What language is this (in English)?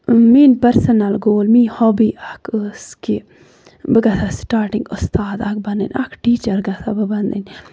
Kashmiri